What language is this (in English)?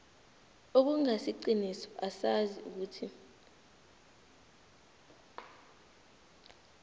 South Ndebele